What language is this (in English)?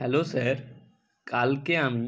Bangla